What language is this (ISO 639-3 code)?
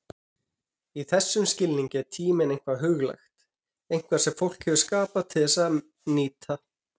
isl